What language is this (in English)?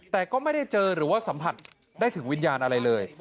Thai